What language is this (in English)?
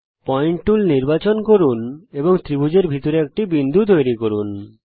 Bangla